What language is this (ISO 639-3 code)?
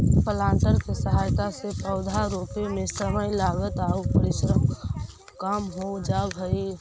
mag